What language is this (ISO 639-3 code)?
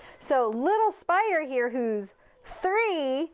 eng